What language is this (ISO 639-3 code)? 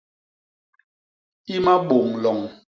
bas